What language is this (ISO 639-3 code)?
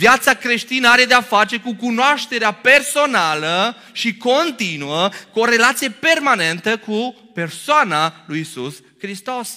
ron